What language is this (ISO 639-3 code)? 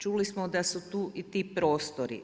hrv